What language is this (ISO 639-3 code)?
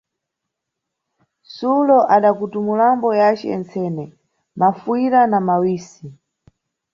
nyu